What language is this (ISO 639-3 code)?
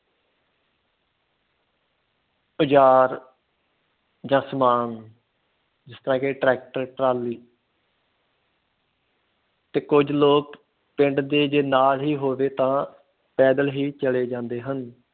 pan